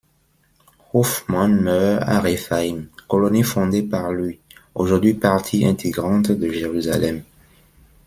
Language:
French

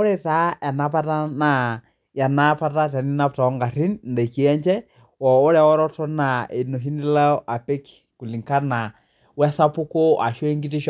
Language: Masai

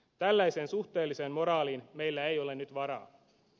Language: Finnish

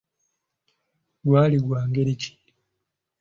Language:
Ganda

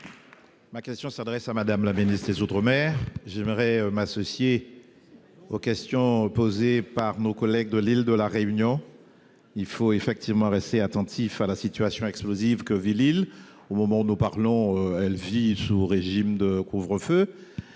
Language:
French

